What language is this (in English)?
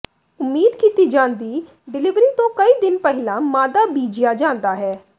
Punjabi